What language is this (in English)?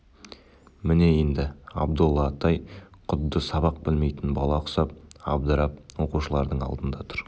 Kazakh